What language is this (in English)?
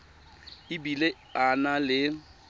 Tswana